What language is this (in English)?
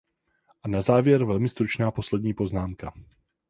Czech